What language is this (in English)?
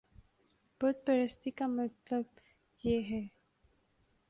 Urdu